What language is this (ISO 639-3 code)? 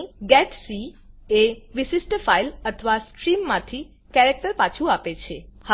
guj